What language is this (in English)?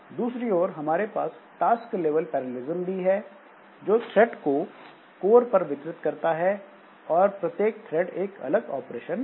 Hindi